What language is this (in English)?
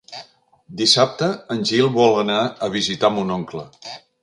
Catalan